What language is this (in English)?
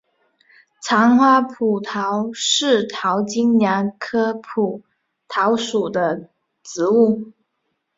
Chinese